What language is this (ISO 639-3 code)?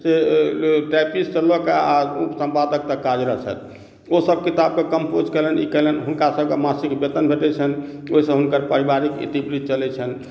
mai